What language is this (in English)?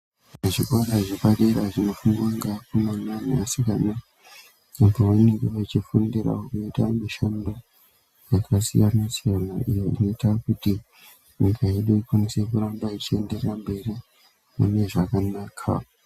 Ndau